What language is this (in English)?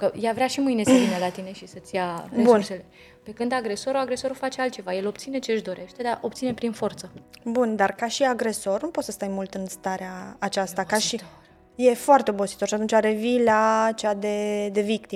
Romanian